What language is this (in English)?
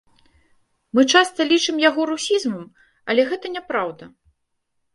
Belarusian